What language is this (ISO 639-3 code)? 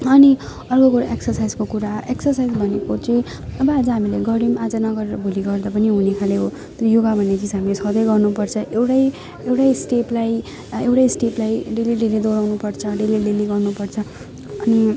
nep